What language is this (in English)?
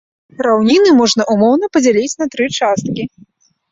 Belarusian